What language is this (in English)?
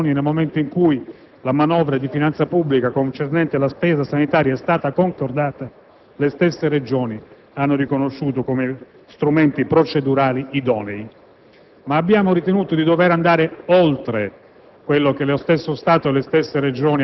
Italian